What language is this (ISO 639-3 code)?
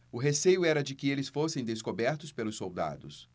por